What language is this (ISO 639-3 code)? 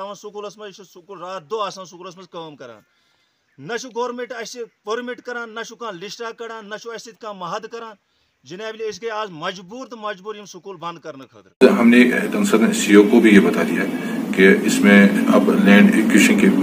hin